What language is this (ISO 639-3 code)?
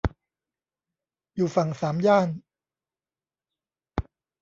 tha